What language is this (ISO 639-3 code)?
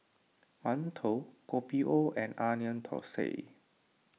eng